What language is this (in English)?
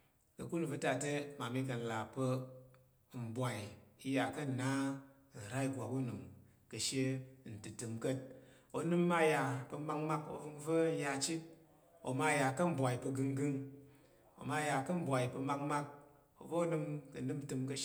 Tarok